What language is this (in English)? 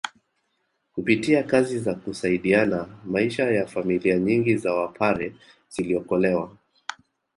Swahili